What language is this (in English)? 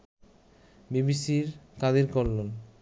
Bangla